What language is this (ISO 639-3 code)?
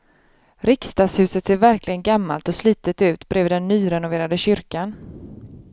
swe